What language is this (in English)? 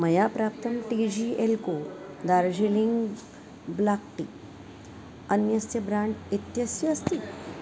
Sanskrit